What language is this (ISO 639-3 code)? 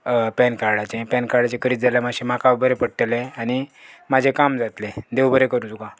kok